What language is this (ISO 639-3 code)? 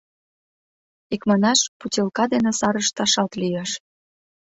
chm